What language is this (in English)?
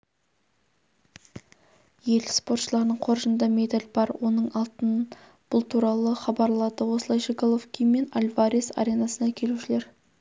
Kazakh